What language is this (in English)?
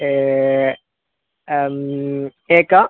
Sanskrit